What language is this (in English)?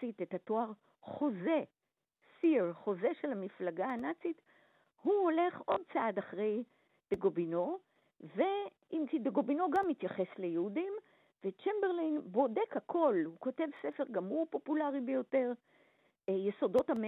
Hebrew